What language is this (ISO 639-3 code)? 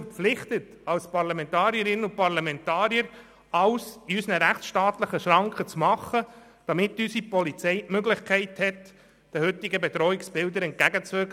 gsw